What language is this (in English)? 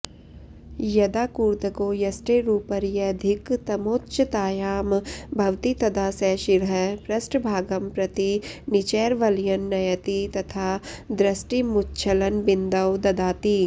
Sanskrit